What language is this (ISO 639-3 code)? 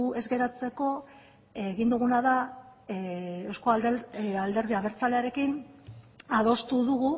eus